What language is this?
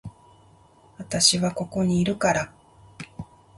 Japanese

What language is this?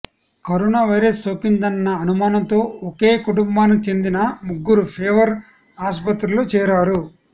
Telugu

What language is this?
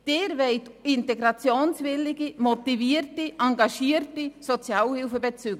Swiss German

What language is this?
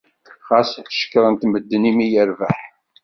Kabyle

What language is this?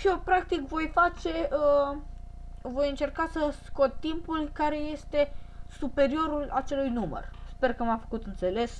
Romanian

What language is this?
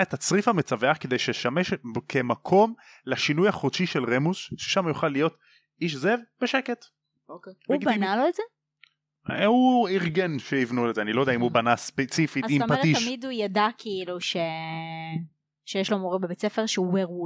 Hebrew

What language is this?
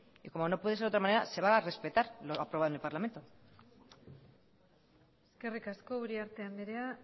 Spanish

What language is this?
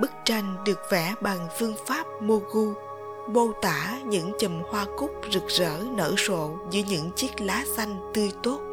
Vietnamese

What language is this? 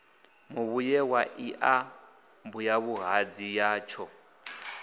Venda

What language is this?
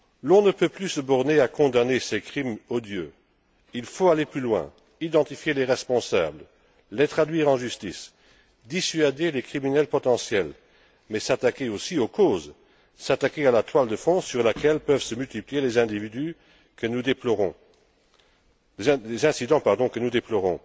French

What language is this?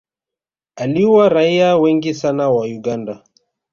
Swahili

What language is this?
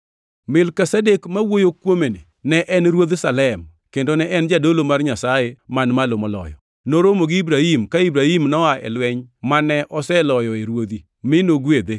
Luo (Kenya and Tanzania)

